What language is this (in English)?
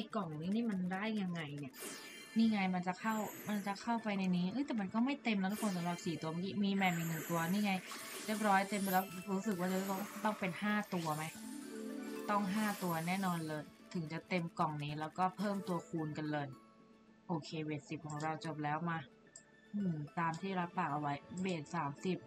Thai